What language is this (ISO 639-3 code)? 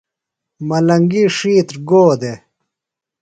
phl